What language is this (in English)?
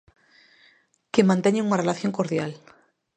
Galician